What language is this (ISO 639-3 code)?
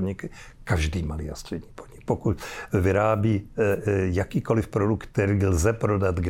ces